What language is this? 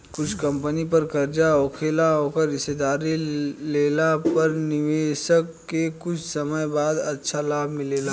Bhojpuri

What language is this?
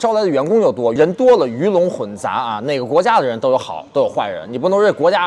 Chinese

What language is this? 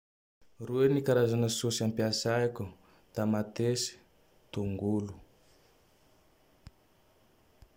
Tandroy-Mahafaly Malagasy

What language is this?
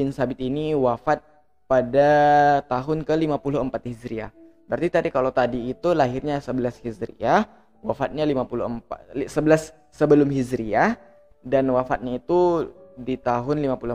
Indonesian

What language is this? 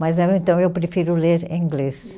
Portuguese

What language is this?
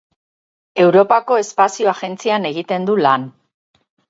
Basque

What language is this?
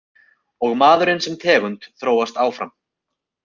Icelandic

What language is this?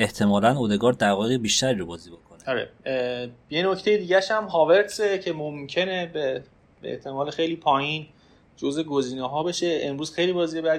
Persian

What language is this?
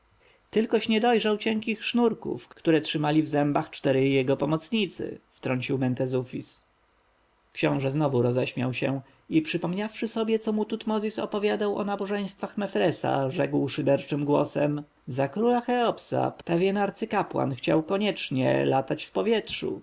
Polish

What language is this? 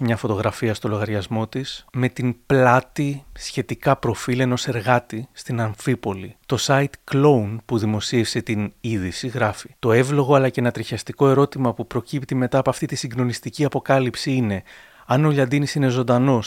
Greek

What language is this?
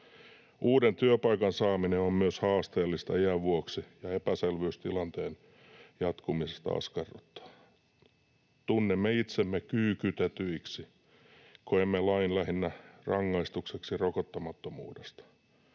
Finnish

